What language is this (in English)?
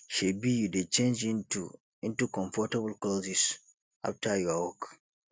Nigerian Pidgin